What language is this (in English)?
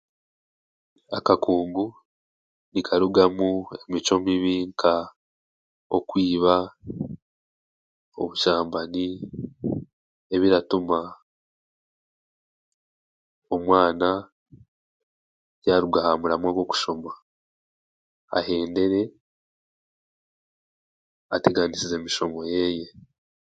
Chiga